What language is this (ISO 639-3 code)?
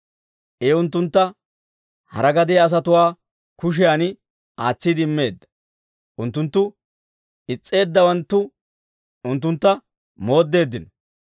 dwr